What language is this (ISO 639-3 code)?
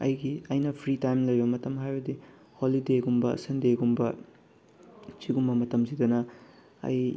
mni